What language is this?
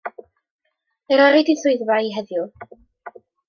Welsh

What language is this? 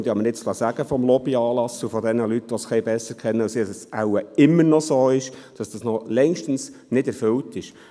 Swiss German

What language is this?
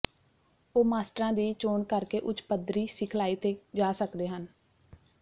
Punjabi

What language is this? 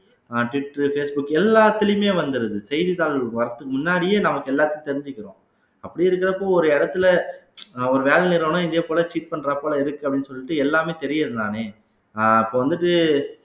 Tamil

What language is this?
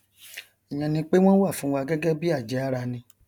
Yoruba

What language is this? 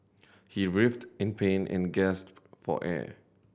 English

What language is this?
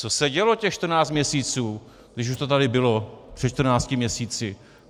Czech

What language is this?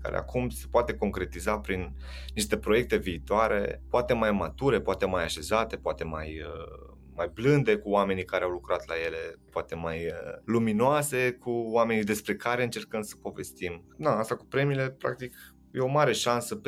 Romanian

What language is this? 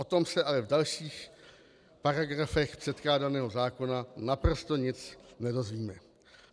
Czech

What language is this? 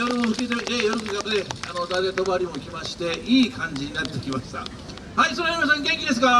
Japanese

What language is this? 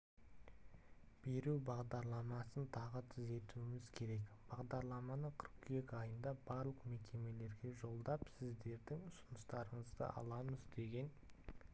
Kazakh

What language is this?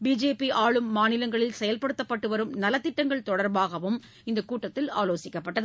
Tamil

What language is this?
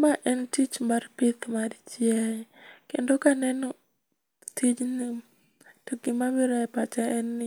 Luo (Kenya and Tanzania)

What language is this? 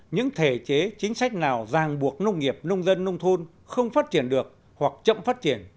Vietnamese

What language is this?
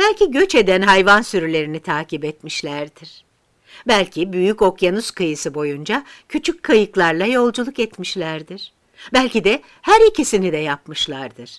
Turkish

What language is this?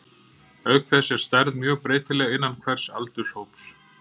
Icelandic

